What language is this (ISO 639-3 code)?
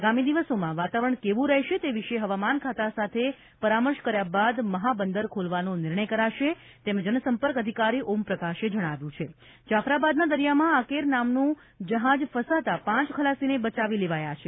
guj